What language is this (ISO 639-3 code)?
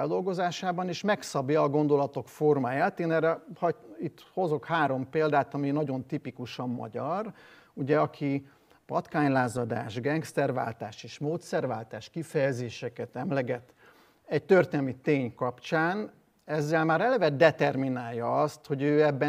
hun